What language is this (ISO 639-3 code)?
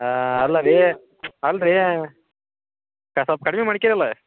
kan